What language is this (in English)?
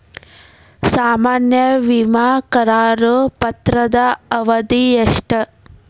Kannada